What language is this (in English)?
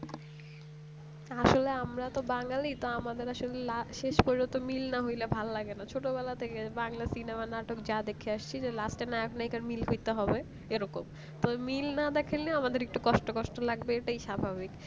Bangla